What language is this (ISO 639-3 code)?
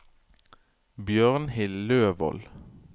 nor